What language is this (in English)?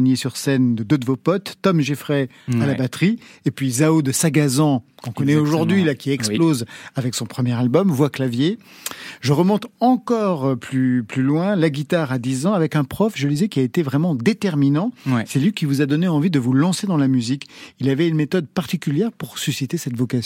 French